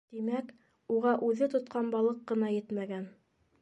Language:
Bashkir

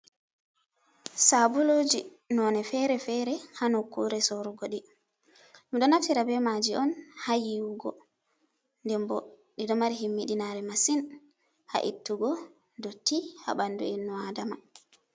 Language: Fula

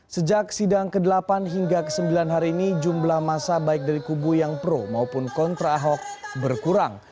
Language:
Indonesian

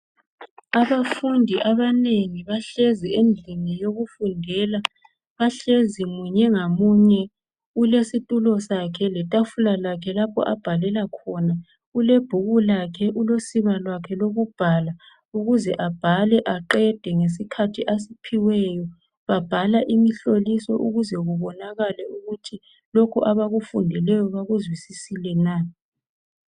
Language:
North Ndebele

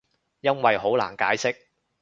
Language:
Cantonese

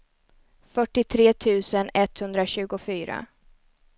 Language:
Swedish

